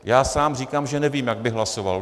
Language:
Czech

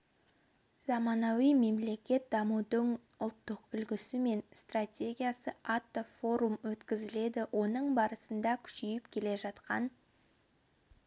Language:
Kazakh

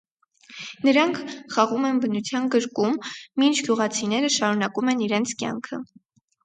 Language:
Armenian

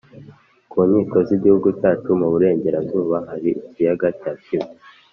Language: Kinyarwanda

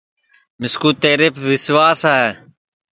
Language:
Sansi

